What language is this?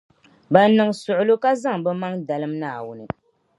Dagbani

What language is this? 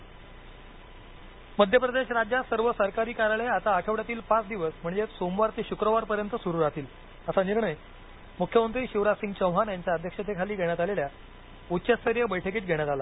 Marathi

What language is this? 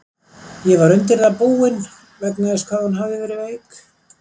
Icelandic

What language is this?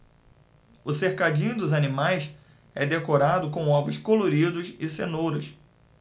Portuguese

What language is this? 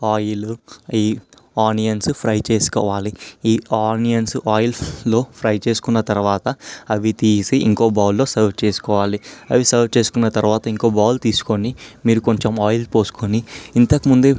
Telugu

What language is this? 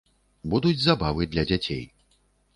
Belarusian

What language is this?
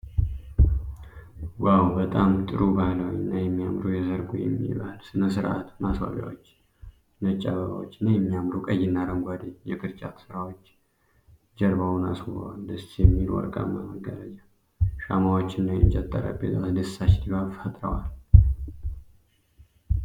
Amharic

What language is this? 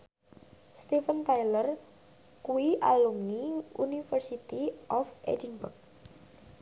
Javanese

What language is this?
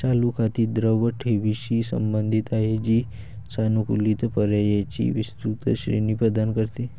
Marathi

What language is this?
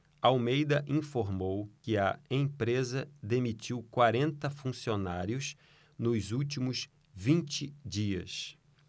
Portuguese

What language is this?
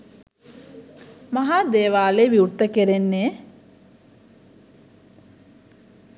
Sinhala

